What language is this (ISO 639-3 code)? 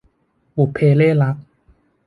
tha